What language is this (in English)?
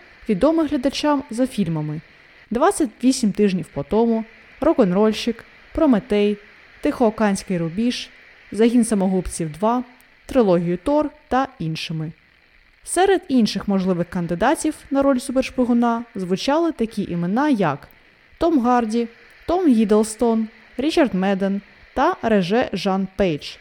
Ukrainian